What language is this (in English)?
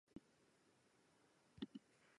Japanese